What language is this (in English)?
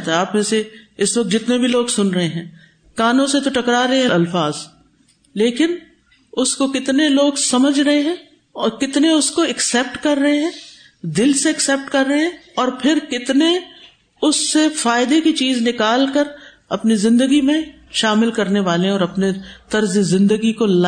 Urdu